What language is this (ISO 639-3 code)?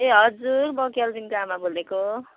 nep